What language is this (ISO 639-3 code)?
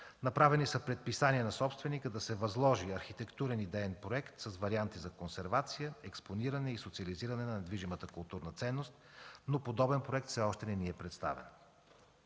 bul